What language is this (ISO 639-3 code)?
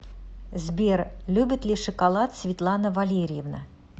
rus